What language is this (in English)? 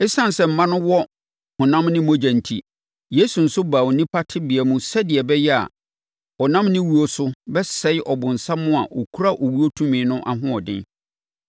Akan